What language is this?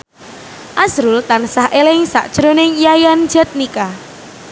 Javanese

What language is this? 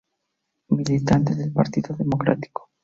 Spanish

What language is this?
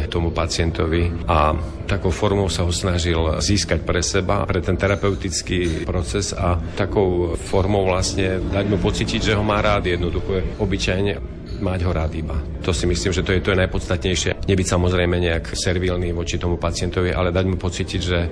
Slovak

